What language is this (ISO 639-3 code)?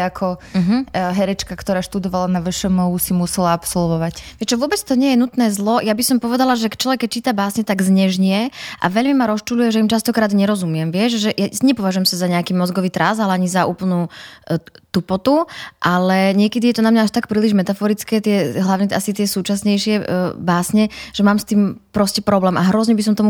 slk